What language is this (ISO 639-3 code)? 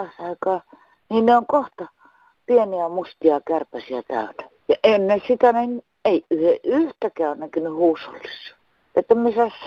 fin